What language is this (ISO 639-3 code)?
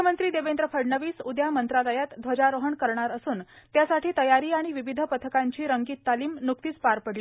mar